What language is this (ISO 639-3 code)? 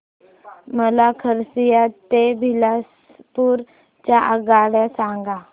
mar